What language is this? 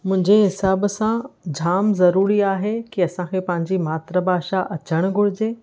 Sindhi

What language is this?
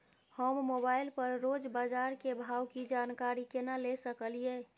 Maithili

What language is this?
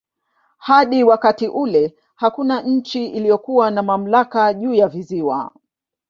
Swahili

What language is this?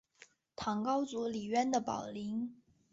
Chinese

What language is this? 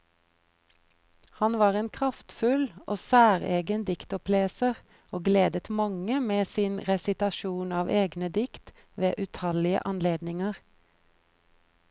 Norwegian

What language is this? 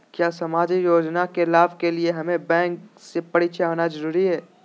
Magahi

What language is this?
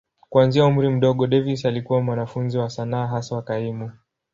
Swahili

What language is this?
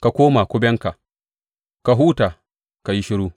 Hausa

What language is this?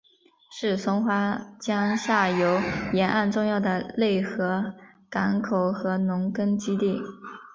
Chinese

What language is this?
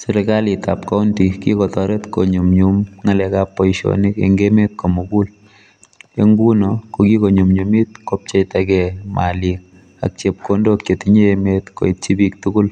Kalenjin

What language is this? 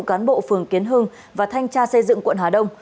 Vietnamese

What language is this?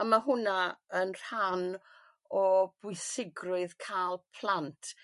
Welsh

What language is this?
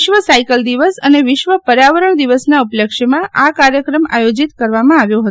Gujarati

